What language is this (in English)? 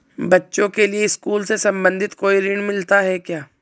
Hindi